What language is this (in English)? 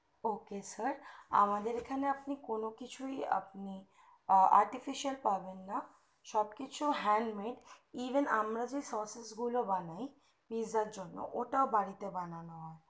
Bangla